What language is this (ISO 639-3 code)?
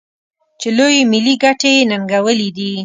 pus